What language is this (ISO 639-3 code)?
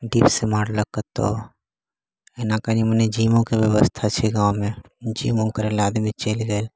mai